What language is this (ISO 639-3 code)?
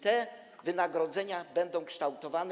pol